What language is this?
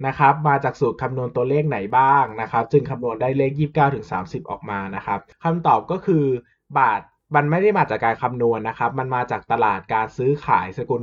Thai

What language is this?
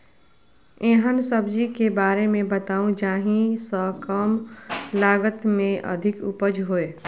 Maithili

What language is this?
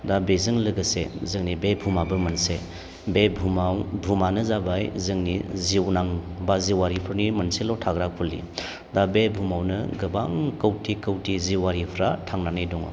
Bodo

